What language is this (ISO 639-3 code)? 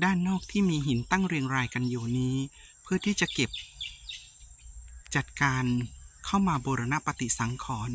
tha